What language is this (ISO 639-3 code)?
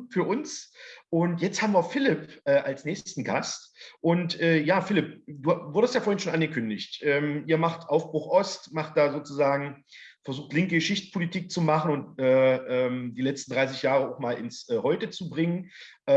deu